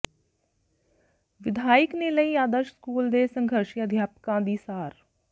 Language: Punjabi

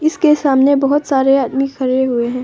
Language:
Hindi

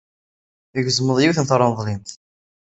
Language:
Kabyle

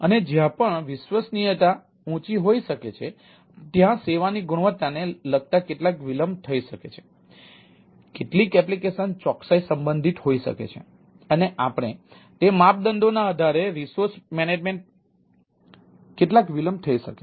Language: Gujarati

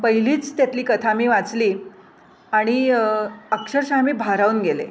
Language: Marathi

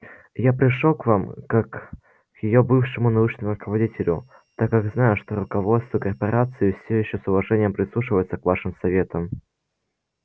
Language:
Russian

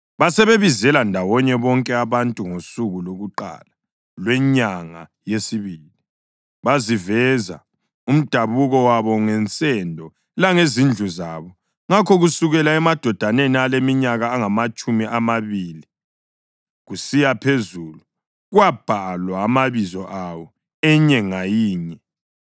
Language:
North Ndebele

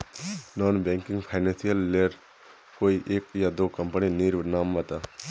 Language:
Magahi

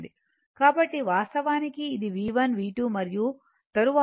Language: Telugu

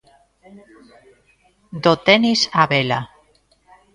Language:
Galician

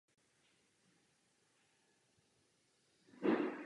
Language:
Czech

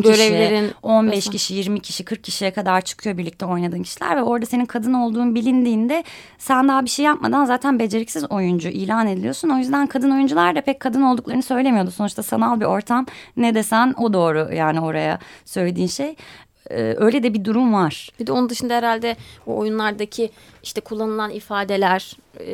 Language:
Turkish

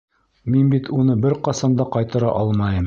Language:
Bashkir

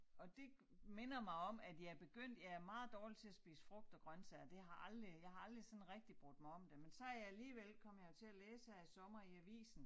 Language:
Danish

